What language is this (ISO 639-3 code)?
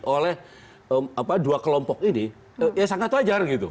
ind